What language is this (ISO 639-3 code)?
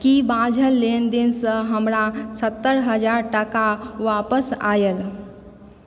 mai